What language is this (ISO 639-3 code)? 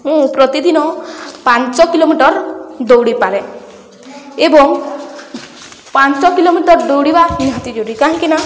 ori